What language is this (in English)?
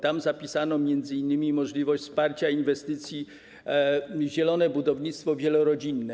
Polish